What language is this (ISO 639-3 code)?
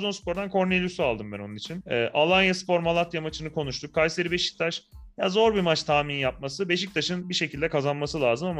tur